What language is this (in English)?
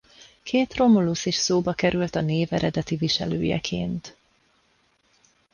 Hungarian